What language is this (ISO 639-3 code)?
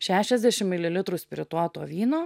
lit